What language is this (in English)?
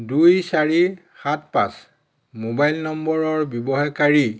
Assamese